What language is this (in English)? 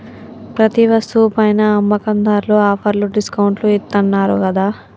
Telugu